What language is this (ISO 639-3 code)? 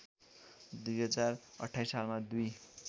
nep